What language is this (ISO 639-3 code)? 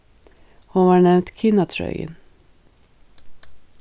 fao